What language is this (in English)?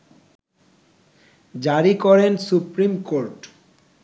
Bangla